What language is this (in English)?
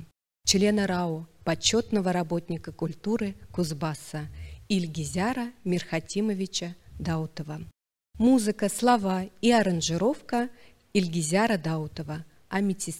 Russian